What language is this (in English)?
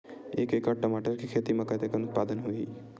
Chhattisgarhi